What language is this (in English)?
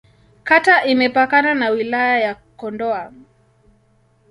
Swahili